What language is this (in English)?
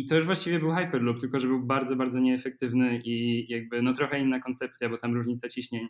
Polish